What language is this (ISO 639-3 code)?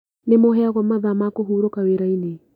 kik